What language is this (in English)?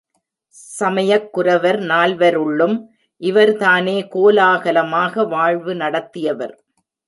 Tamil